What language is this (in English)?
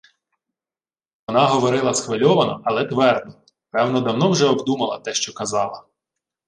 Ukrainian